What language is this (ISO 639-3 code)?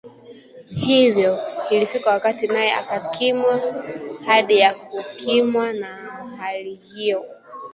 swa